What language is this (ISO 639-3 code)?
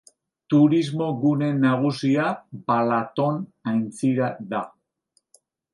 eus